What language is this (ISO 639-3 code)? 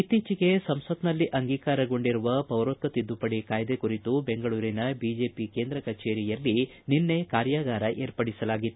kan